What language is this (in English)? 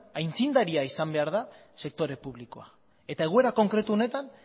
Basque